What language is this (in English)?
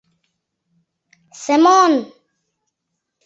Mari